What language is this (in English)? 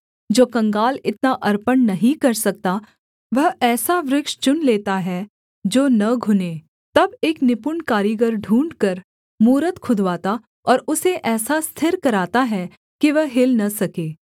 Hindi